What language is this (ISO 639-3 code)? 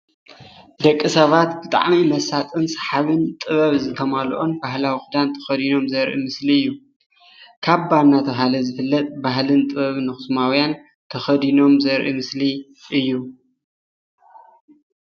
tir